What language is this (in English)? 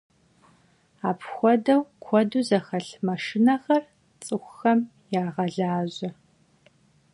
Kabardian